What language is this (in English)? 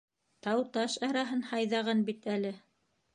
Bashkir